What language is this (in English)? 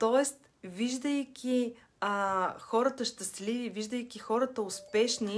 Bulgarian